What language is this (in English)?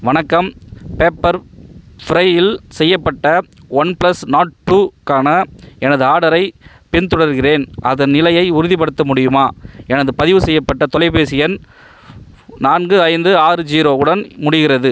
Tamil